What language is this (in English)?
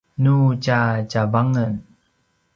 Paiwan